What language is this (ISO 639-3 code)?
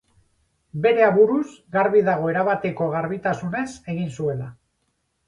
eus